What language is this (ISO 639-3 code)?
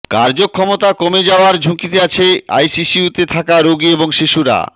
ben